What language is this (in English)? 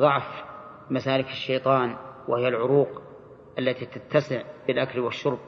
Arabic